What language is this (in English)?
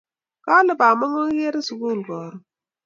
Kalenjin